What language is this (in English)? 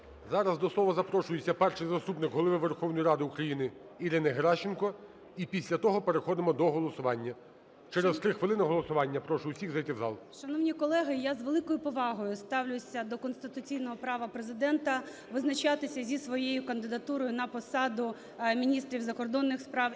Ukrainian